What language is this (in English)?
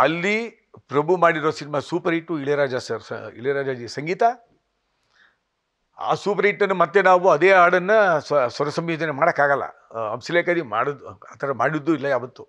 Kannada